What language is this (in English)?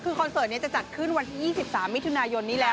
Thai